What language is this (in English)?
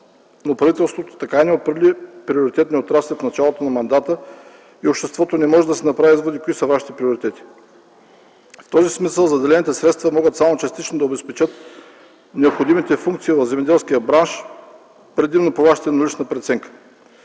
Bulgarian